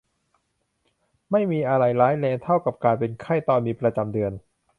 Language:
Thai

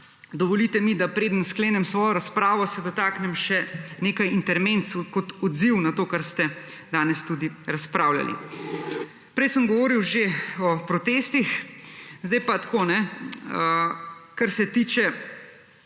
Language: Slovenian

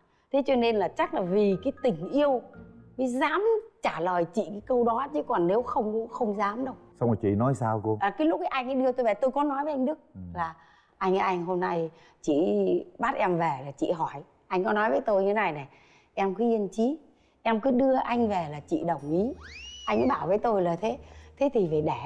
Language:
Vietnamese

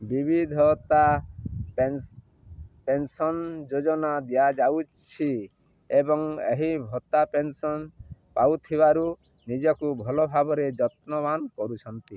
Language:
Odia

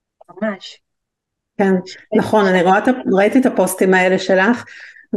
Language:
Hebrew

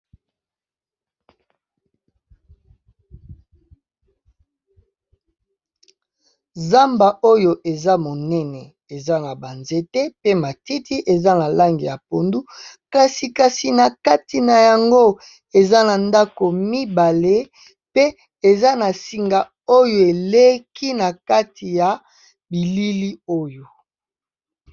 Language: Lingala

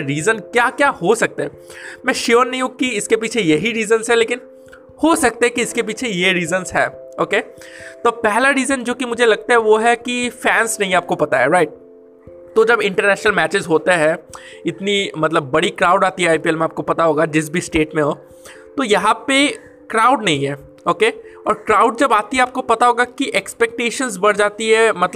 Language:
Hindi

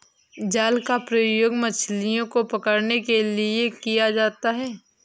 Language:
Hindi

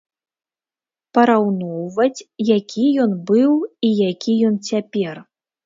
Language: Belarusian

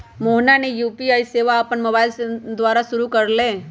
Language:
Magahi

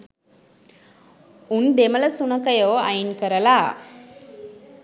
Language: Sinhala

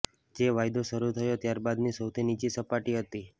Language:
Gujarati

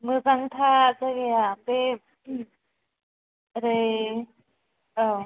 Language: Bodo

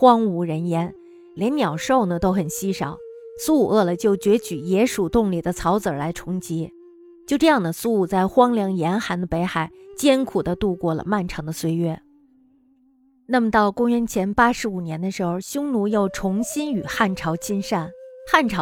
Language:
Chinese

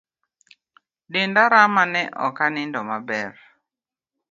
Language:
Luo (Kenya and Tanzania)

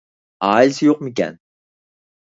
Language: Uyghur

